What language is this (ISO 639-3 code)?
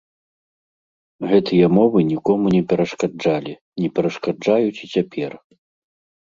bel